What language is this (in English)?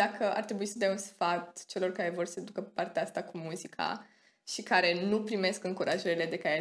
Romanian